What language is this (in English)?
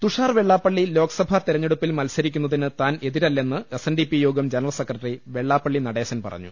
Malayalam